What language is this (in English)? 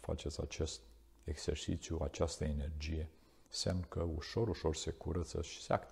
Romanian